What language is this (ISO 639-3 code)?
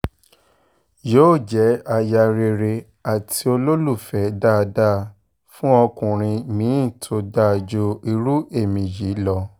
yor